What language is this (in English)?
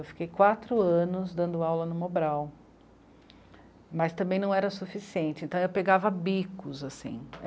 Portuguese